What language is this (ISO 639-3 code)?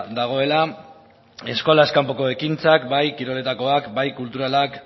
eus